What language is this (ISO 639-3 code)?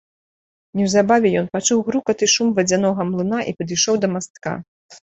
bel